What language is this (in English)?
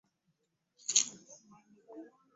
Ganda